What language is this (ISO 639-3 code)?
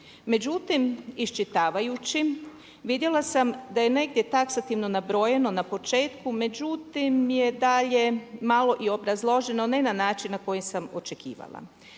hrv